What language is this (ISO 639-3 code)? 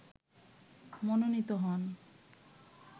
ben